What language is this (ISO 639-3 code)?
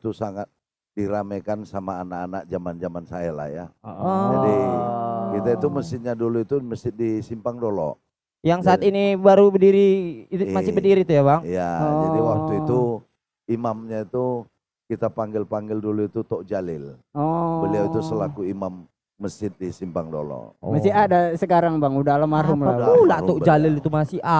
ind